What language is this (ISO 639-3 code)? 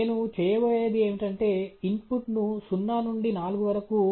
tel